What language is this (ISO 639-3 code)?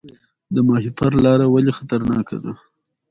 pus